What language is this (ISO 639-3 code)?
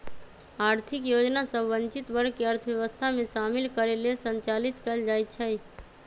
mag